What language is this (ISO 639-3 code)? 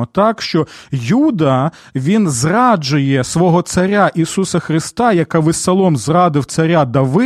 ukr